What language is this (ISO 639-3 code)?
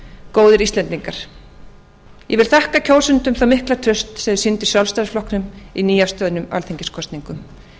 isl